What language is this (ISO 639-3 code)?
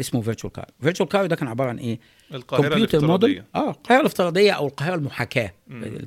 ara